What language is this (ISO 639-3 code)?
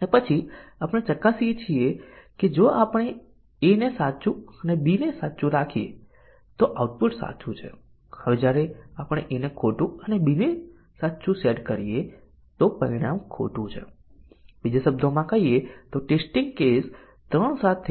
guj